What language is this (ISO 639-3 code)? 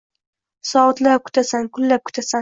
uzb